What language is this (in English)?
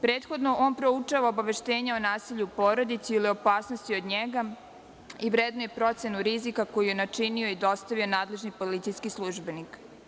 Serbian